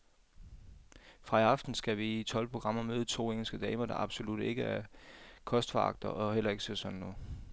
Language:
Danish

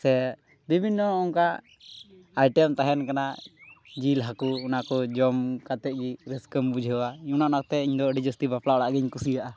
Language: Santali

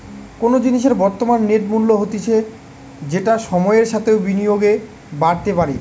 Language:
Bangla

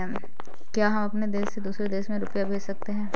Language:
Hindi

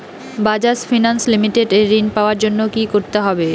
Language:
Bangla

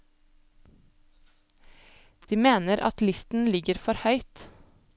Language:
Norwegian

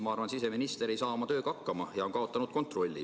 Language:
Estonian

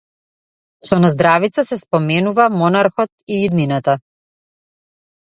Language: Macedonian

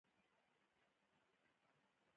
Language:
Pashto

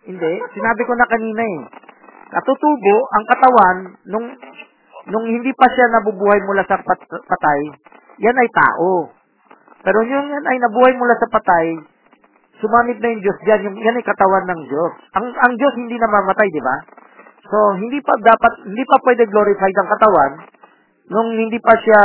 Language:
Filipino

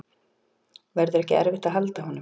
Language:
Icelandic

